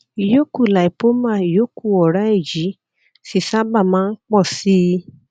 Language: Yoruba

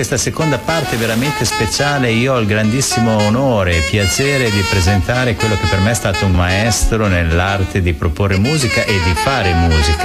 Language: Italian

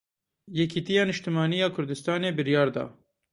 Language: Kurdish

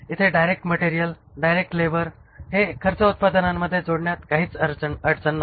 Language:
Marathi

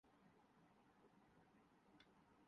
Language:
Urdu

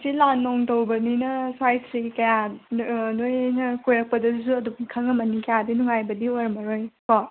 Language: Manipuri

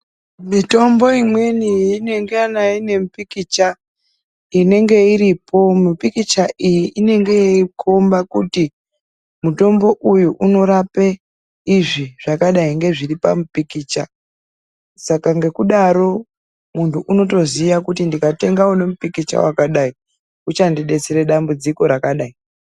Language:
Ndau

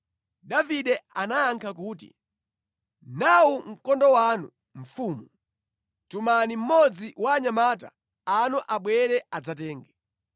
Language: Nyanja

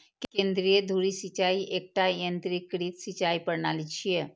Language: Maithili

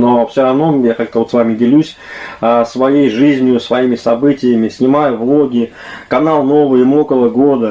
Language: Russian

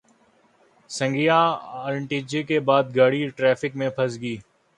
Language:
Urdu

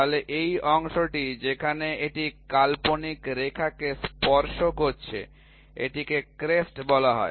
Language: Bangla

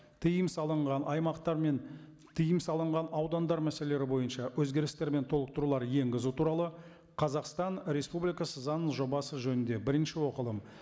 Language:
Kazakh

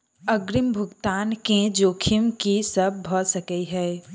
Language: Maithili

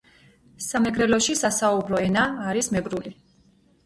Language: Georgian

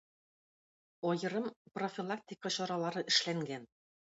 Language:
Tatar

